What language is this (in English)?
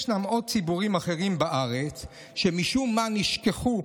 Hebrew